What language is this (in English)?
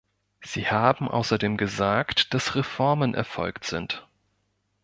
German